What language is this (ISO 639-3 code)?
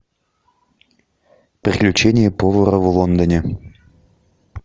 rus